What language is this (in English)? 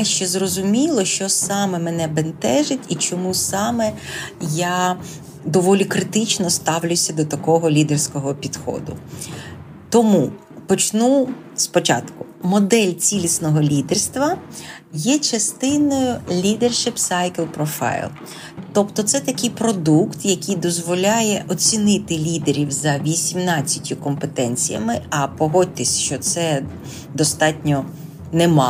Ukrainian